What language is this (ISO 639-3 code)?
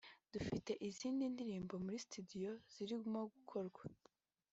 kin